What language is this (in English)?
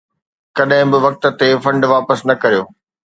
Sindhi